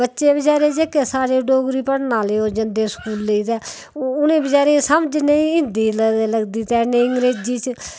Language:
Dogri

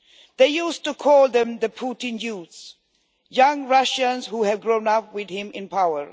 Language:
English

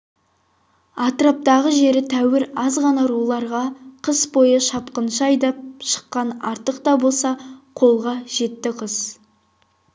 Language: Kazakh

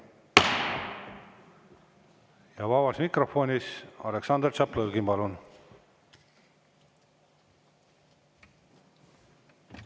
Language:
Estonian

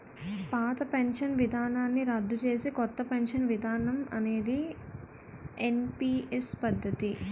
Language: Telugu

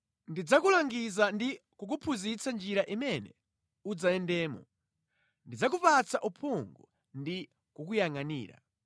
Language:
Nyanja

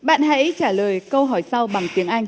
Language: Vietnamese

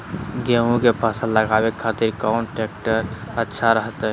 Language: Magahi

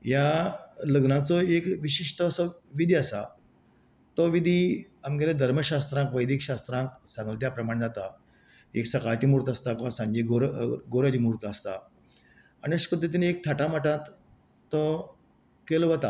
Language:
Konkani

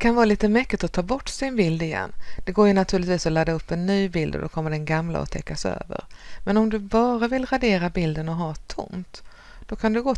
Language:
Swedish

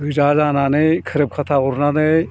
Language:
Bodo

